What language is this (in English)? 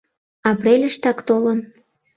Mari